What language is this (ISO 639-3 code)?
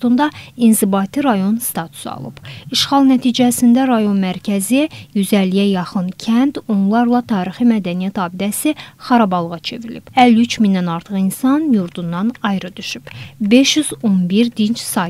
tur